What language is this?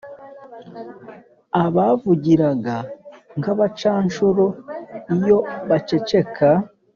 Kinyarwanda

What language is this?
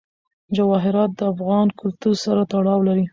Pashto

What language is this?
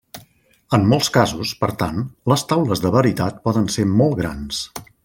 Catalan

